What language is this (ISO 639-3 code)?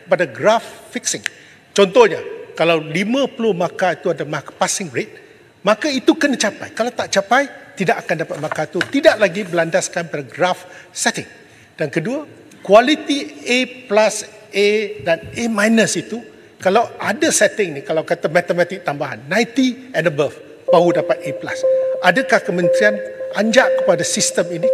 msa